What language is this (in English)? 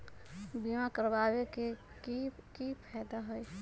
Magahi